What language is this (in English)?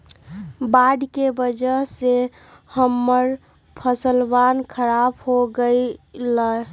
Magahi